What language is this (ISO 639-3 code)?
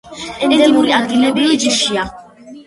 kat